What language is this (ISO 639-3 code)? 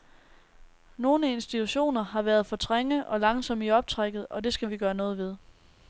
dan